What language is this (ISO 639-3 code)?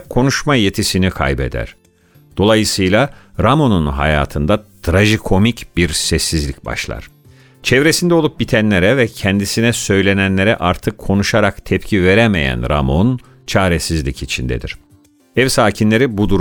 tur